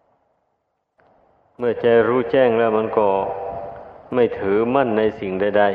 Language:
Thai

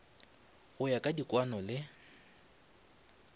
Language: Northern Sotho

